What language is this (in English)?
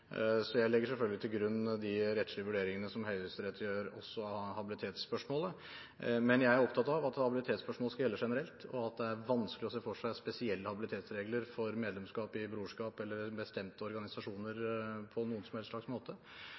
Norwegian Bokmål